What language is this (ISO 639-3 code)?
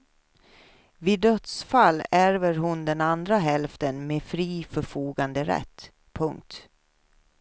swe